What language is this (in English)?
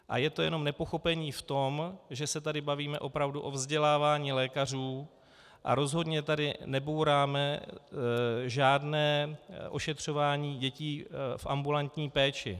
Czech